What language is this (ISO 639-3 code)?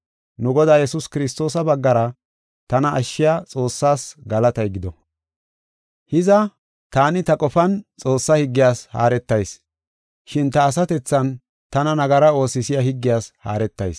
gof